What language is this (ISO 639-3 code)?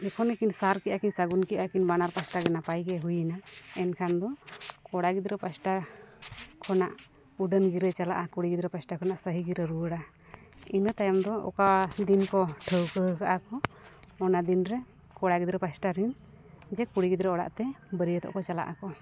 sat